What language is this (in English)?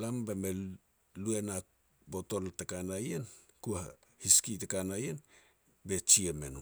Petats